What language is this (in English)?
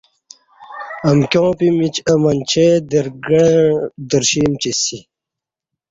Kati